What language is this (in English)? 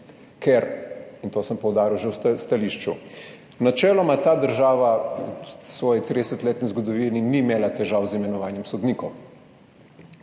Slovenian